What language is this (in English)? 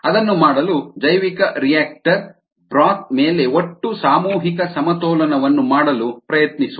Kannada